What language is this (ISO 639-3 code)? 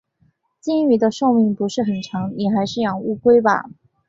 zho